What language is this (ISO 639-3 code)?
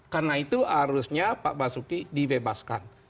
ind